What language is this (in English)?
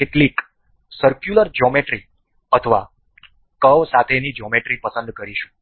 Gujarati